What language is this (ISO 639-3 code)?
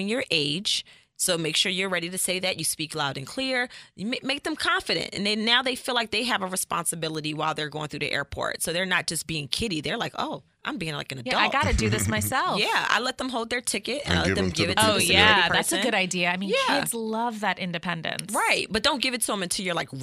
eng